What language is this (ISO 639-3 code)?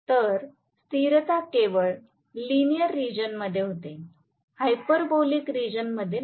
mar